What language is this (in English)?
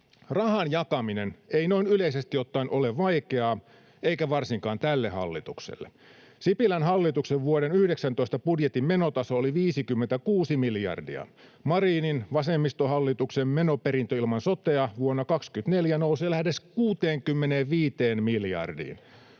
Finnish